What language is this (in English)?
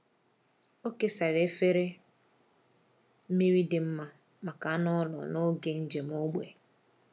Igbo